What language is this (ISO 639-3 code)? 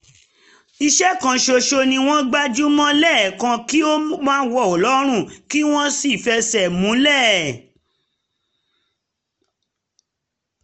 yor